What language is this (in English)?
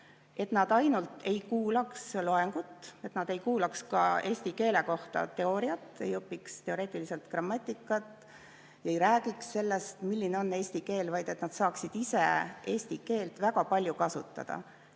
Estonian